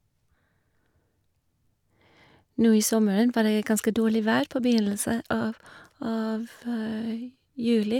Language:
Norwegian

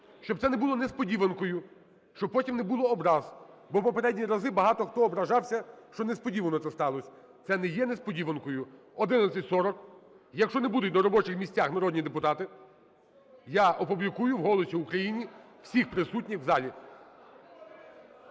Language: Ukrainian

